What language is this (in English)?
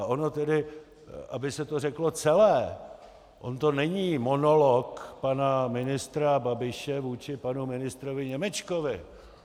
Czech